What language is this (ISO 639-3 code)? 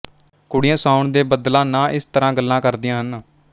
pan